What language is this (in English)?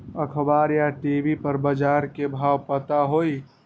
Magahi